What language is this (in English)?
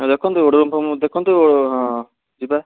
Odia